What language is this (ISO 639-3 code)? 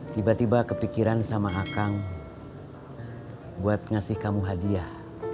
ind